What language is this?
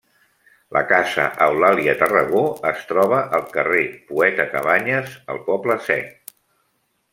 Catalan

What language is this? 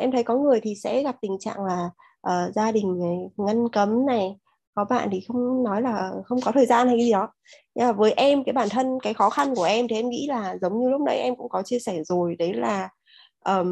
Vietnamese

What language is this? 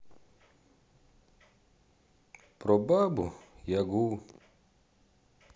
Russian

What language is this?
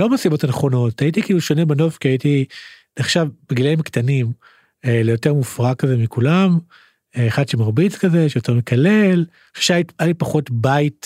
Hebrew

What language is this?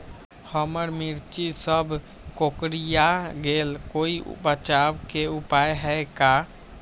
Magahi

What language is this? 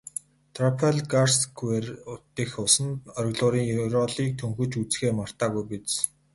Mongolian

